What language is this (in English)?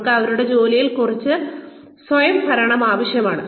Malayalam